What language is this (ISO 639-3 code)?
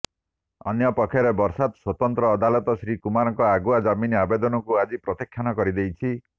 ori